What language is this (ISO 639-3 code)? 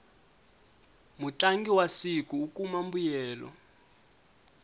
tso